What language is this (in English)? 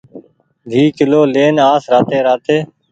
Goaria